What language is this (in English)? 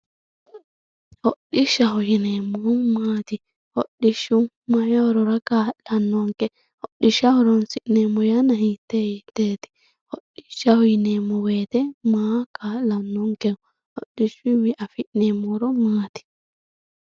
Sidamo